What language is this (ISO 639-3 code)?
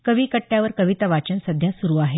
mar